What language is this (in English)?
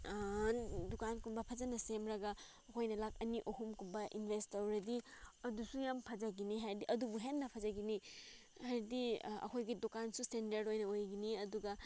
Manipuri